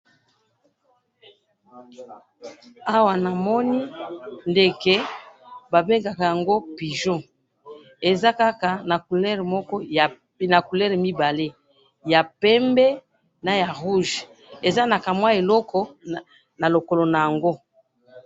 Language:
Lingala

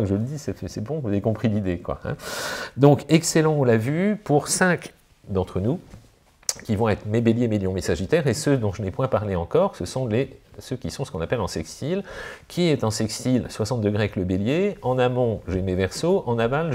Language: French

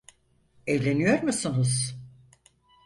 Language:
Turkish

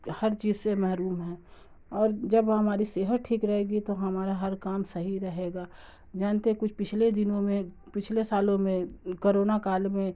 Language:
Urdu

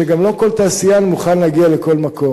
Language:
Hebrew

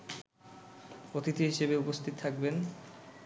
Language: Bangla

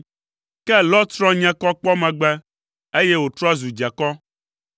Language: Ewe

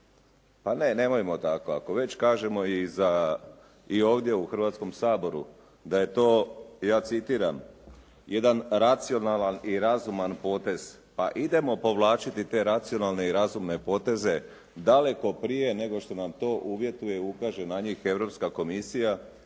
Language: Croatian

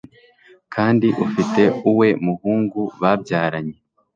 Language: Kinyarwanda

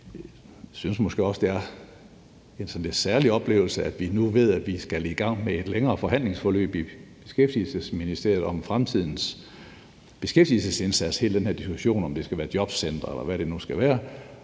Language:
Danish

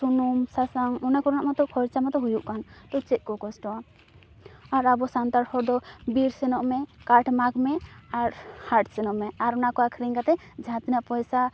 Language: Santali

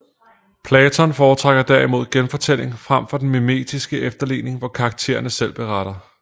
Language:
Danish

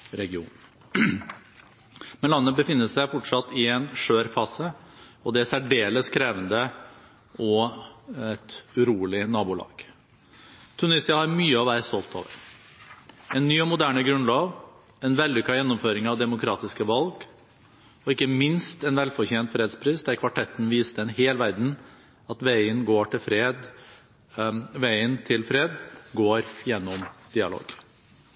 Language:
Norwegian Bokmål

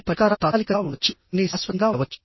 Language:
Telugu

